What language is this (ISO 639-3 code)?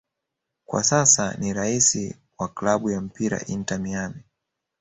swa